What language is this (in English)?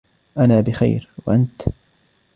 Arabic